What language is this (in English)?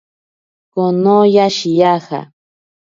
Ashéninka Perené